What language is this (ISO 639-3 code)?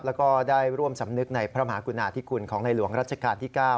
tha